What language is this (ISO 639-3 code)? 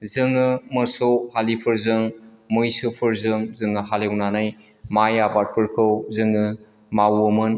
brx